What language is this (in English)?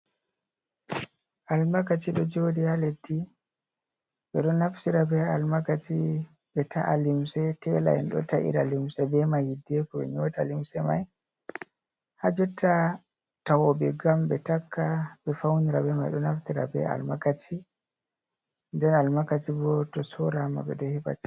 Fula